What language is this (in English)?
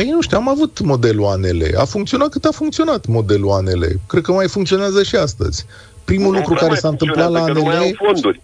Romanian